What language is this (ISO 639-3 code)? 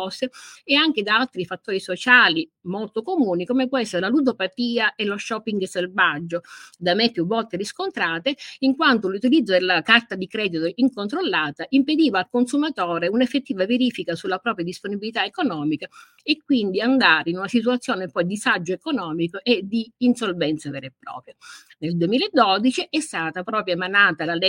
ita